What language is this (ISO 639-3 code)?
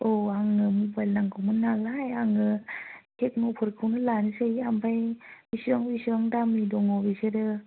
brx